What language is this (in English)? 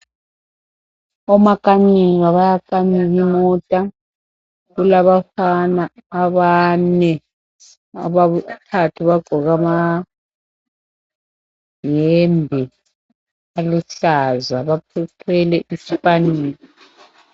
North Ndebele